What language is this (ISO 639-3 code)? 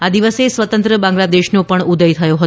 guj